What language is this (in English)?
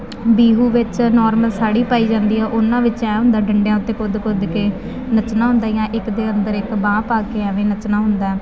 Punjabi